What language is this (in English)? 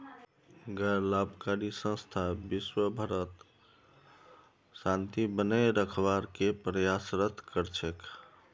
Magahi